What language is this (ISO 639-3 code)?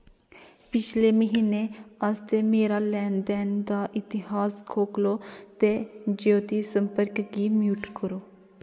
doi